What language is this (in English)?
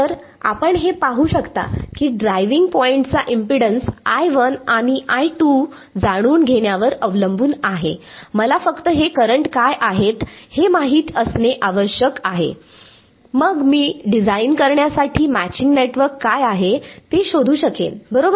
Marathi